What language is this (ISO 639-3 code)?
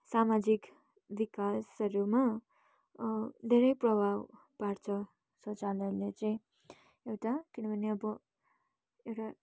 nep